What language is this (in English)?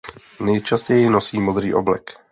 Czech